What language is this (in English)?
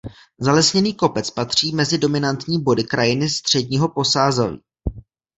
Czech